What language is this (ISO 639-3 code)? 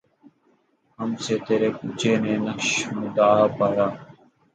urd